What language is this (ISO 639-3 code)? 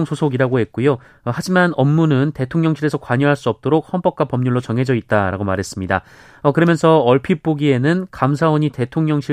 kor